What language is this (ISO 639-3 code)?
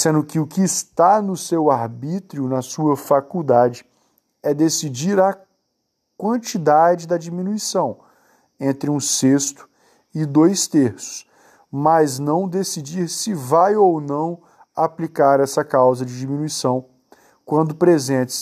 por